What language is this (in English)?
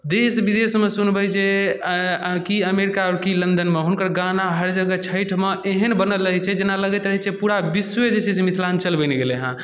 Maithili